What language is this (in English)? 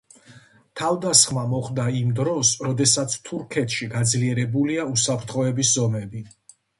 Georgian